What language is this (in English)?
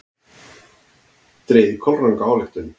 Icelandic